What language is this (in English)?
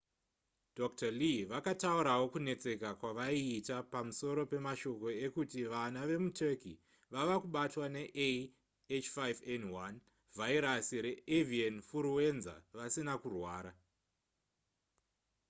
Shona